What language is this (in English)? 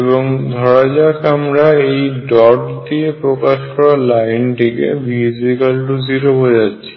Bangla